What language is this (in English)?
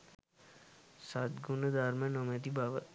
Sinhala